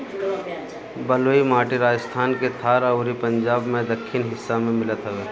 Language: Bhojpuri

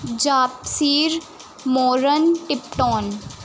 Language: Punjabi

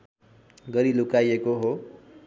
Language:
Nepali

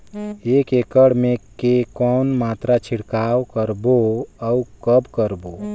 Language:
Chhattisgarhi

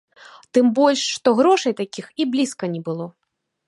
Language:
Belarusian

